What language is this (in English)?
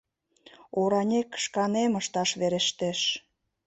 Mari